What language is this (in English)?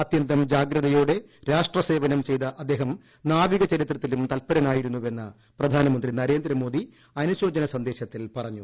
Malayalam